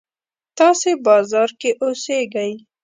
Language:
Pashto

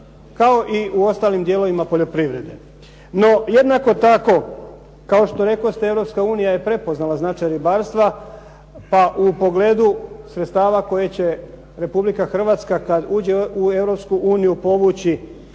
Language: Croatian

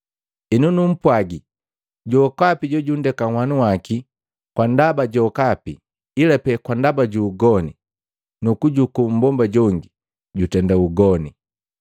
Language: Matengo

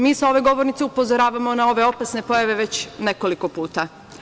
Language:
Serbian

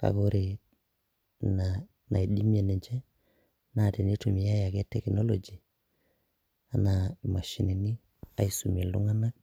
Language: Masai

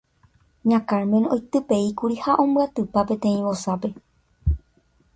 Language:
Guarani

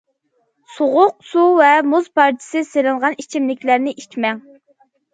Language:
Uyghur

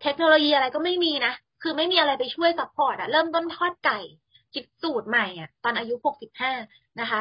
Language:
Thai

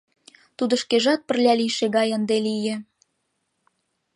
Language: Mari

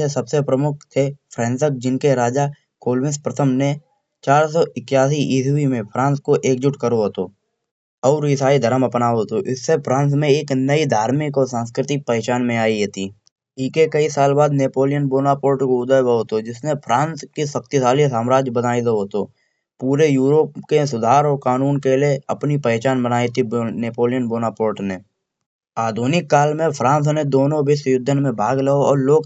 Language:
Kanauji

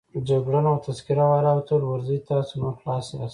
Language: Pashto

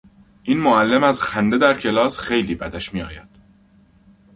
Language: Persian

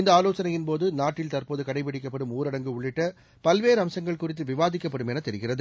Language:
Tamil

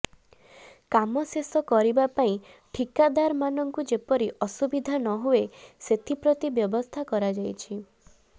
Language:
Odia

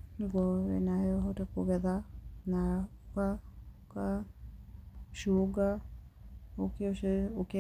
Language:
Kikuyu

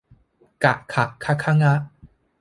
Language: Thai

